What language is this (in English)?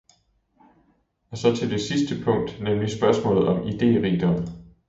Danish